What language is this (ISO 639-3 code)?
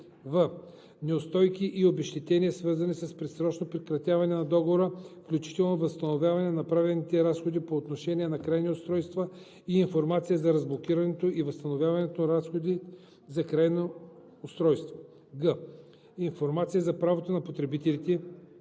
bul